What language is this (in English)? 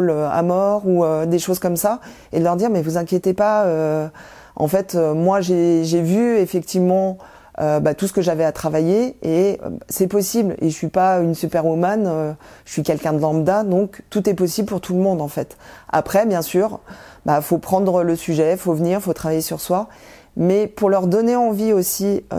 French